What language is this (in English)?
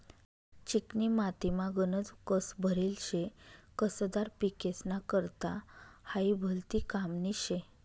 Marathi